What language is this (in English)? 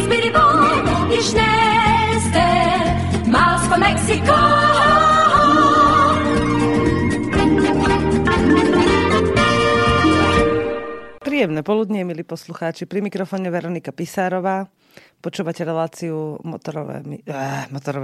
Slovak